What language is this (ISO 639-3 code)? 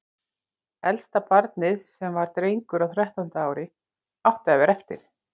isl